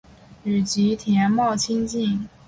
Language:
Chinese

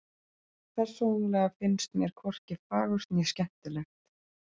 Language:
Icelandic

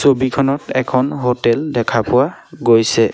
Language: Assamese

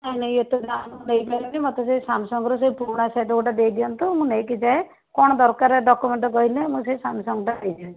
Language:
Odia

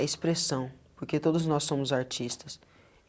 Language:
Portuguese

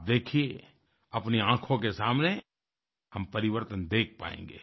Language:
Hindi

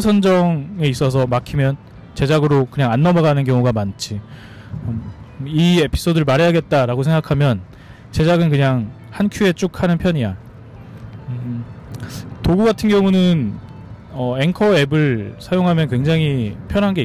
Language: Korean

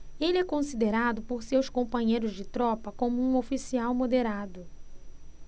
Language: Portuguese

